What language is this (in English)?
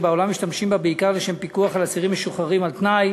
Hebrew